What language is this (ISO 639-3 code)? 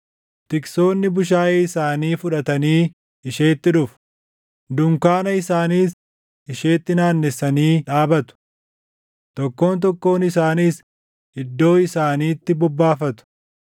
orm